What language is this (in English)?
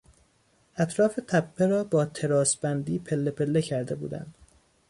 Persian